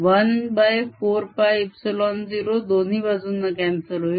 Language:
Marathi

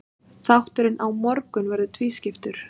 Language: Icelandic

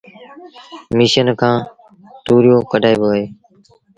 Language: Sindhi Bhil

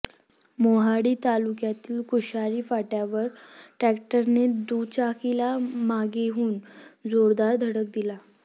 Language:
Marathi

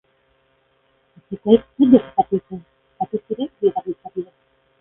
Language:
Basque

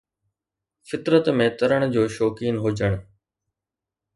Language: Sindhi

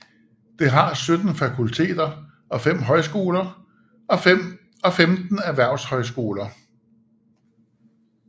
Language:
Danish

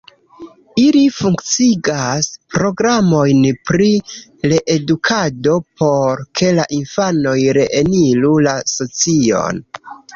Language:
Esperanto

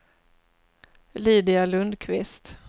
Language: Swedish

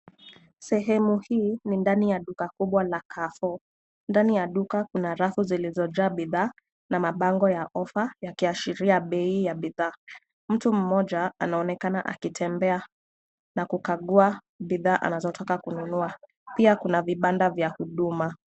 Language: Swahili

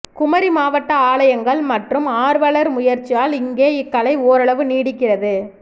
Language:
Tamil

